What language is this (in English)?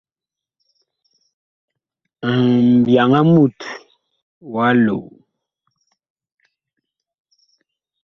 Bakoko